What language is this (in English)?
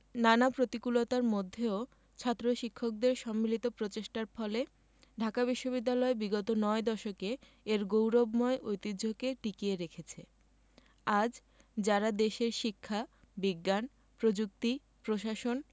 Bangla